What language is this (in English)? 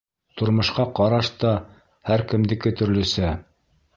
Bashkir